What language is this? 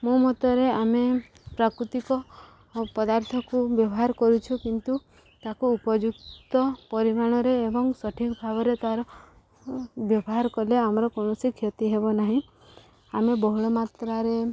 Odia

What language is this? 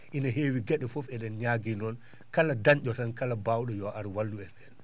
Fula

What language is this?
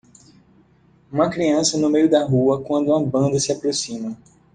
Portuguese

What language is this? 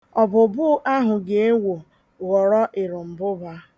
Igbo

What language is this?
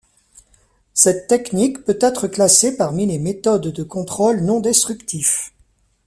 French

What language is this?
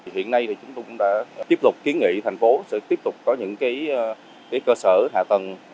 Vietnamese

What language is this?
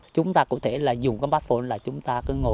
Vietnamese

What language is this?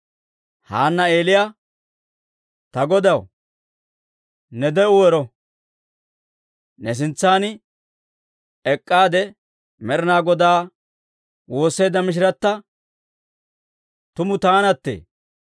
Dawro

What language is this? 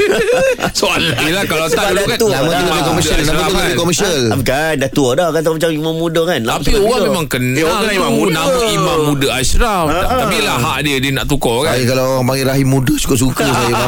Malay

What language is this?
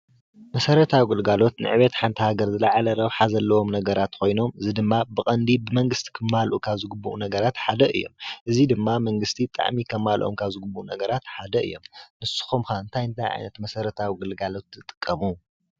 Tigrinya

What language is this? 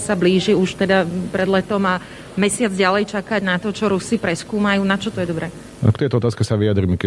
Slovak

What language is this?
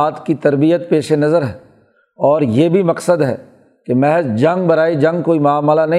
Urdu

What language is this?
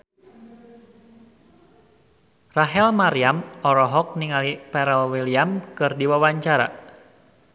Sundanese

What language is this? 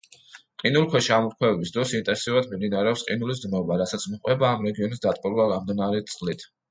Georgian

